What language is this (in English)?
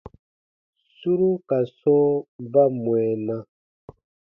Baatonum